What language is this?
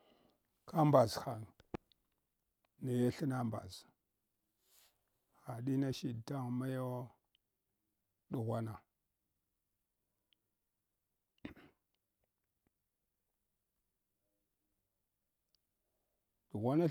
Hwana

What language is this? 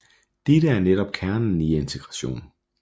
Danish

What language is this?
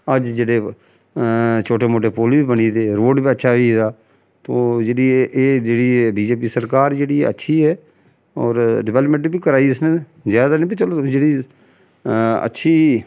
Dogri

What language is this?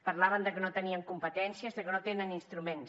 Catalan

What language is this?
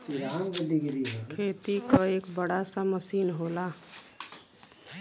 Bhojpuri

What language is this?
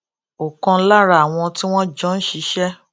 Yoruba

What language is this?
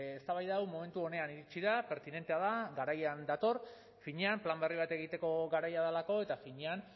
Basque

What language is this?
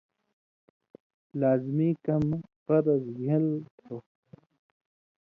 Indus Kohistani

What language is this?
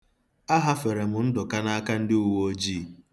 Igbo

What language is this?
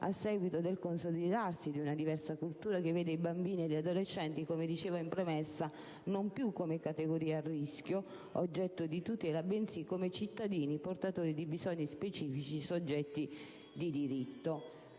Italian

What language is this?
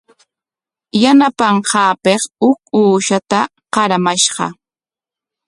Corongo Ancash Quechua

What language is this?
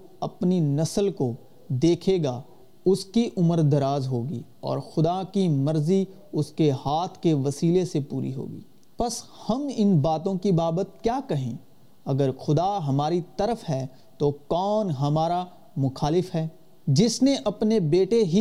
Urdu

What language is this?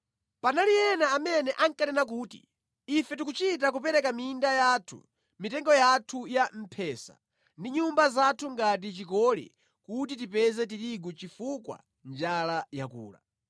Nyanja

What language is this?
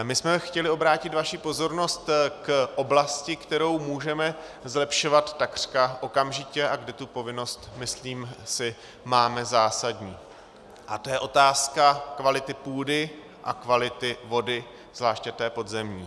Czech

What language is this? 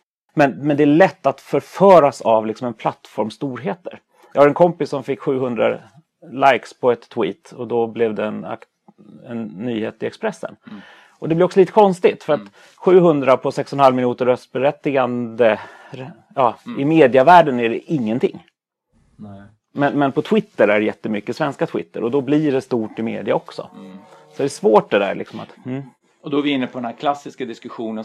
Swedish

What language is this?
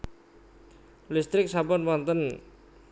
Javanese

